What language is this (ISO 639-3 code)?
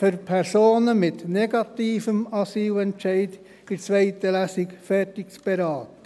gsw